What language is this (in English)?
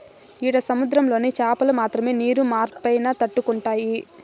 Telugu